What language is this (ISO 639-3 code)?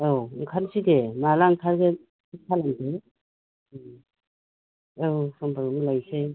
brx